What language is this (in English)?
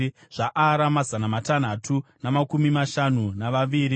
Shona